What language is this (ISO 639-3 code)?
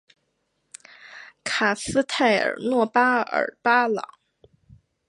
zho